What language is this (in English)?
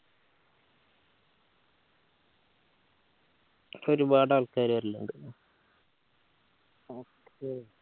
Malayalam